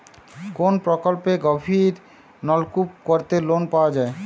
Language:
Bangla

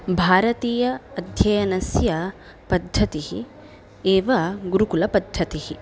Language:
Sanskrit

